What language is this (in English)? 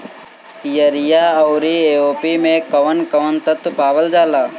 Bhojpuri